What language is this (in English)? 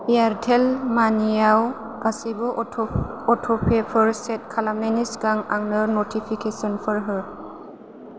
Bodo